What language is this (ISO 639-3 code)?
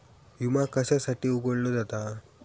mar